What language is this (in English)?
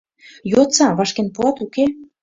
Mari